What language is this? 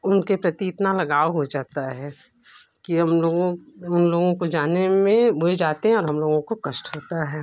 Hindi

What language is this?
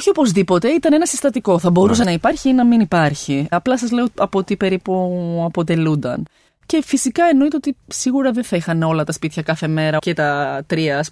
Greek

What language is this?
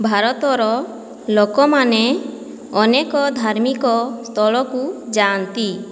Odia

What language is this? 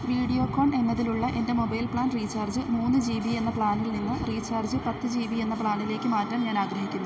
Malayalam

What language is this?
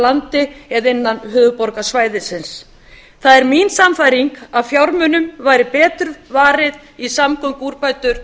Icelandic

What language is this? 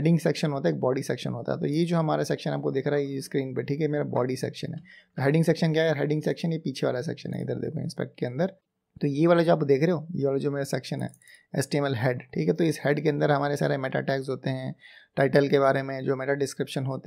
Hindi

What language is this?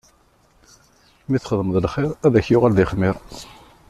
Kabyle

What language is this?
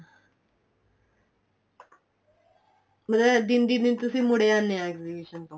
Punjabi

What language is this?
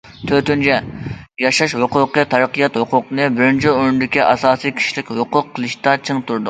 Uyghur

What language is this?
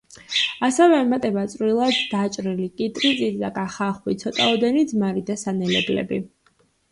Georgian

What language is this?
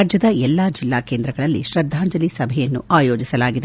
Kannada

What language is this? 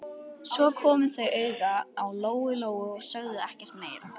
Icelandic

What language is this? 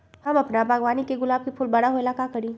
Magahi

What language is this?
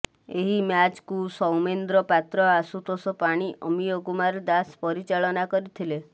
Odia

